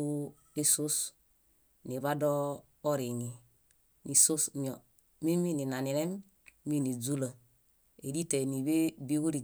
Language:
Bayot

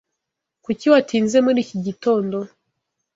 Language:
Kinyarwanda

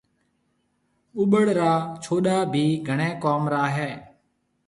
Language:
Marwari (Pakistan)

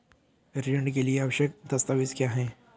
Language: Hindi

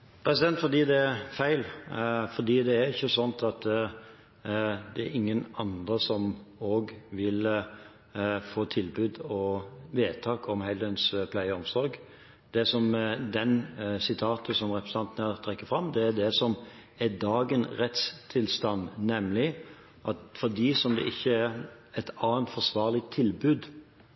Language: Norwegian Bokmål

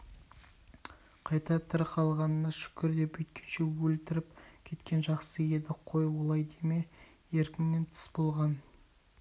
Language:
Kazakh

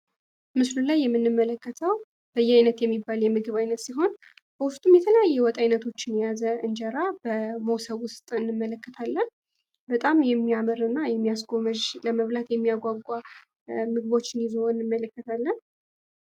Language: Amharic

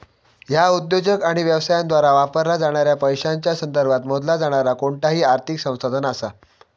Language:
Marathi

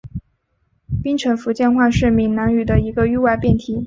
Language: Chinese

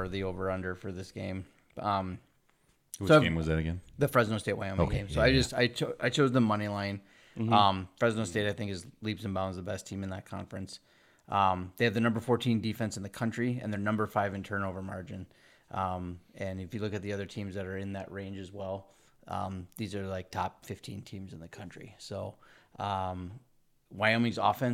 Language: English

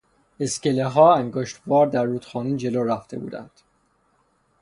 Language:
Persian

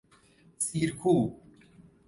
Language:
Persian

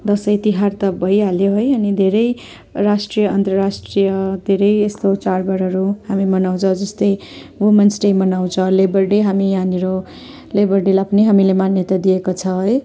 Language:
Nepali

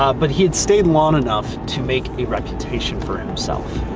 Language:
English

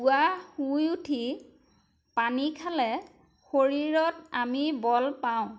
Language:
Assamese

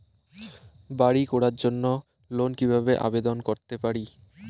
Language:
Bangla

